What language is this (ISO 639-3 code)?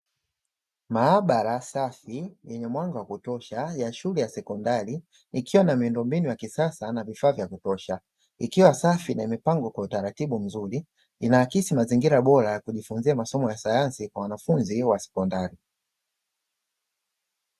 swa